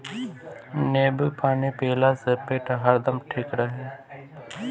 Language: Bhojpuri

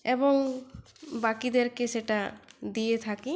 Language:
Bangla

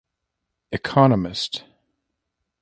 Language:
English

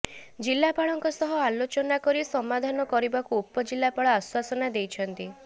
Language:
Odia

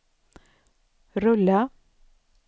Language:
Swedish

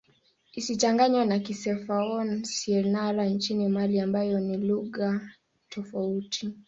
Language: Swahili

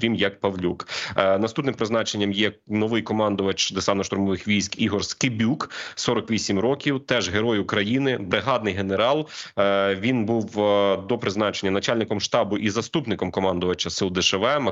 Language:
Ukrainian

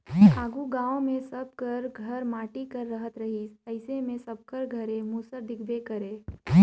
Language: Chhattisgarhi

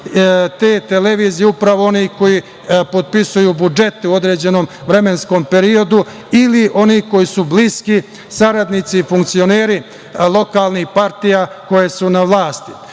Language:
Serbian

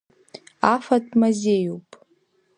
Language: Abkhazian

